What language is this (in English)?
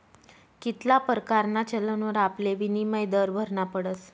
Marathi